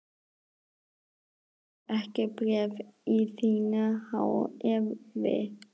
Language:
Icelandic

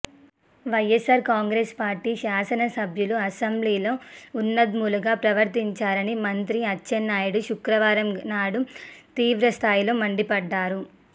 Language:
Telugu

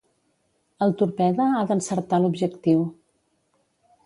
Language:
Catalan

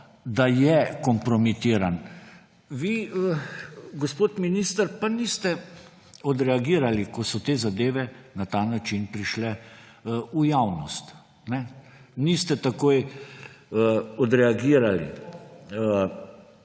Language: Slovenian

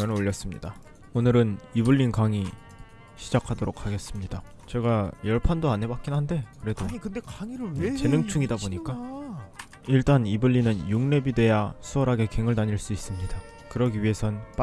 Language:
Korean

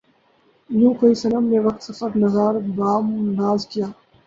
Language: Urdu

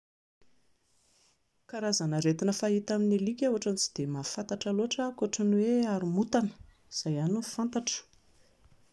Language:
Malagasy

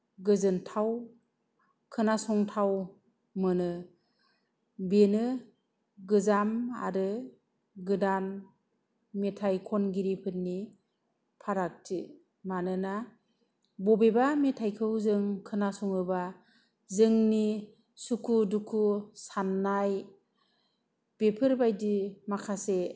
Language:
Bodo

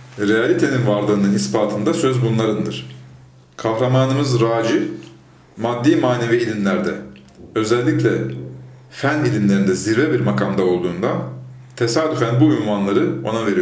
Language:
Turkish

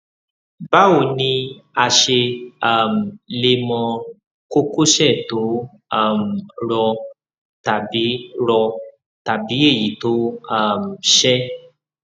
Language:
Yoruba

